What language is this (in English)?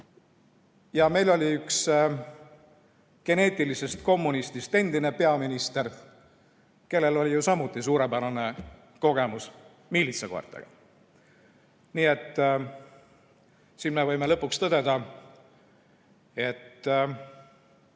Estonian